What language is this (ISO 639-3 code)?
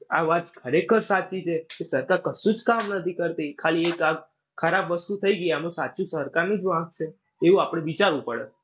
guj